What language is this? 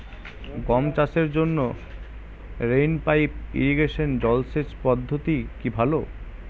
Bangla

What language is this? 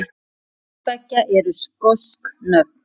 Icelandic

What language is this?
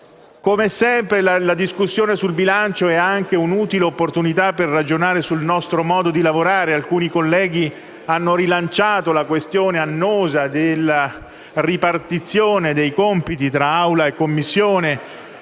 Italian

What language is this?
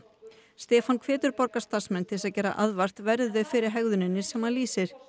Icelandic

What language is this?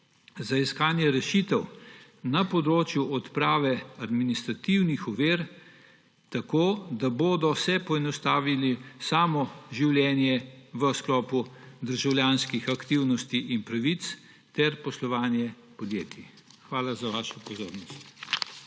Slovenian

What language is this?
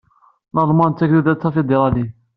Kabyle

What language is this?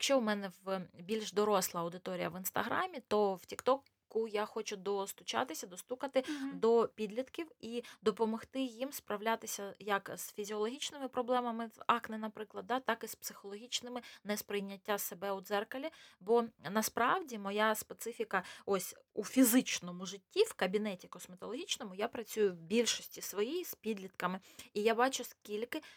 Ukrainian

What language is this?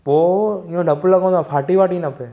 Sindhi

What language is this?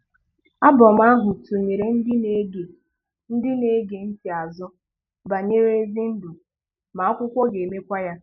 Igbo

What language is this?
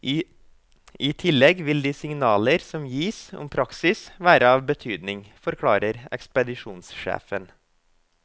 Norwegian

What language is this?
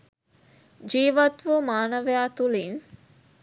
Sinhala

